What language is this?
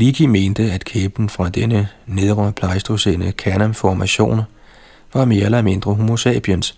Danish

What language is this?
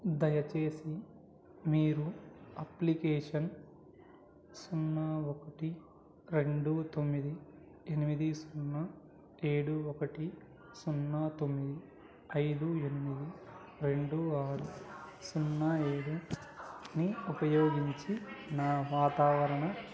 Telugu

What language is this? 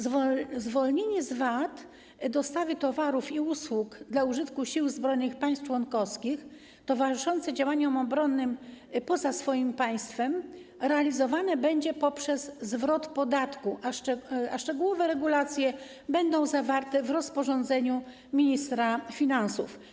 Polish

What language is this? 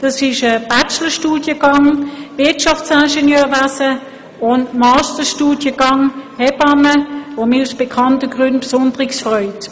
Swiss German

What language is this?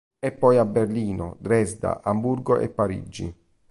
Italian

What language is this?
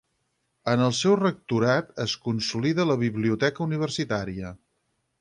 Catalan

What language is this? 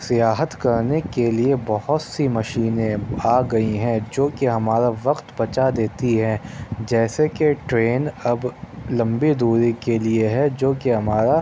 Urdu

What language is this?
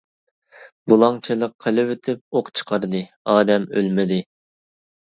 Uyghur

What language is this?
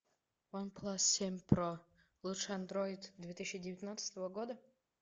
Russian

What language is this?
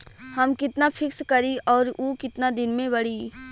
Bhojpuri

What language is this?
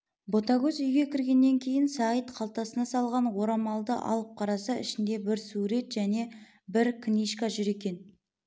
Kazakh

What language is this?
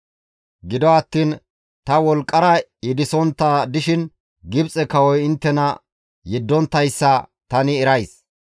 Gamo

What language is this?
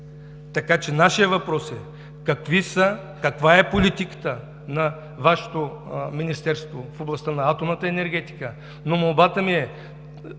Bulgarian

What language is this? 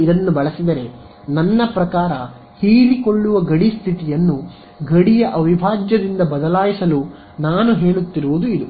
Kannada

